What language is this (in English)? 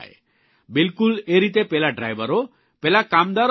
Gujarati